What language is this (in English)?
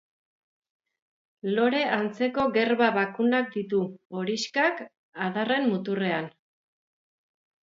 Basque